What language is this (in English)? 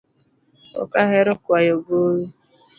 Luo (Kenya and Tanzania)